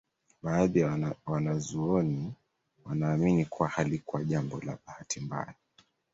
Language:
Swahili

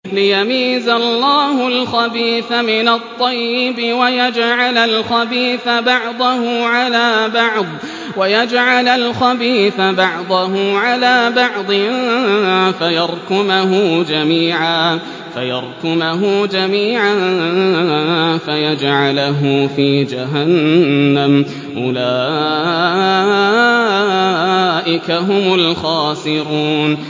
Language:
Arabic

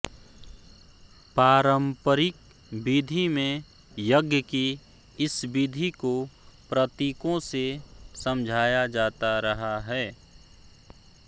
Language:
Hindi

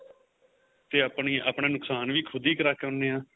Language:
Punjabi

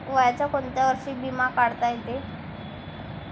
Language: Marathi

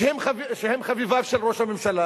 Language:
Hebrew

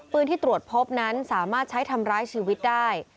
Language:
Thai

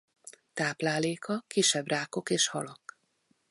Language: Hungarian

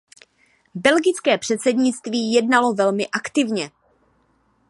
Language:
Czech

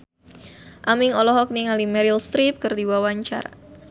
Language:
Sundanese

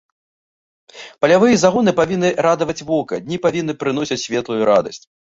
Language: Belarusian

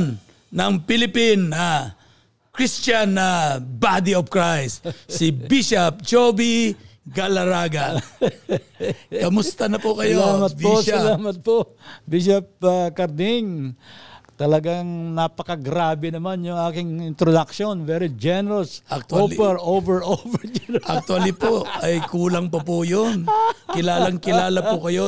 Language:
Filipino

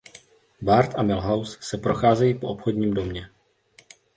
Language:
Czech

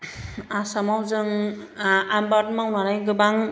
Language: Bodo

